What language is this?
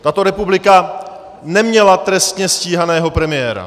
Czech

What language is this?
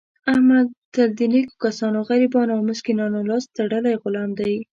Pashto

